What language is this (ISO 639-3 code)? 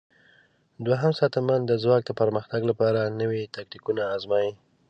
pus